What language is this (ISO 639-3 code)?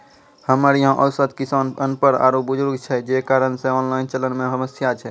mai